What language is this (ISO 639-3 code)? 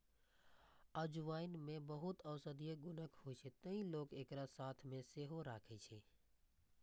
mai